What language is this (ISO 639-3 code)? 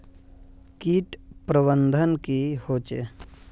mag